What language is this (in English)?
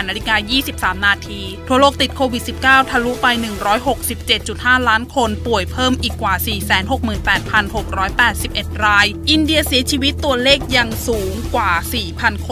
Thai